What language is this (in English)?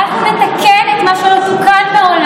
Hebrew